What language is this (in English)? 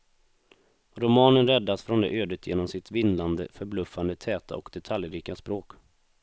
Swedish